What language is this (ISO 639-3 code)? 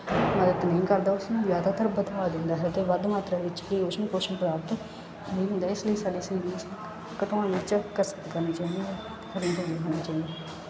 pan